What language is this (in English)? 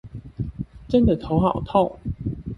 Chinese